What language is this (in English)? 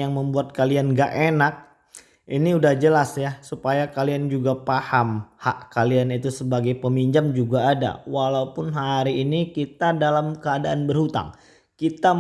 Indonesian